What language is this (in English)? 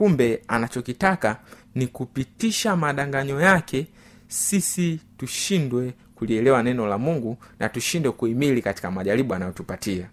Swahili